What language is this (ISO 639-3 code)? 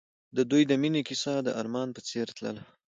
pus